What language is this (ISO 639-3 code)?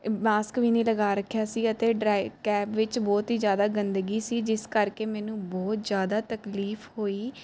pan